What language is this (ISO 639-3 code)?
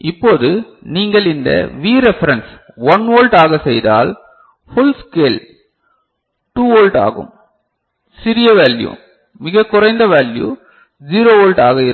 tam